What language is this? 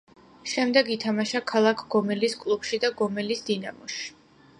Georgian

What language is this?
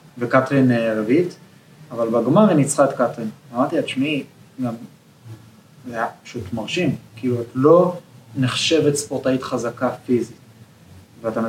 Hebrew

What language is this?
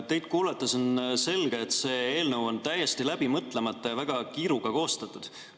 Estonian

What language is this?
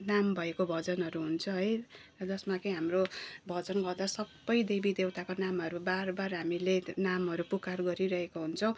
Nepali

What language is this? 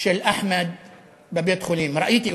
Hebrew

